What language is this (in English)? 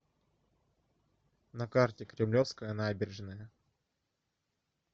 Russian